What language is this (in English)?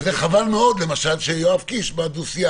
Hebrew